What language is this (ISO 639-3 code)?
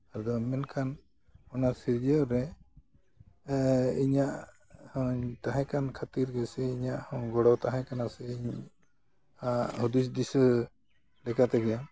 sat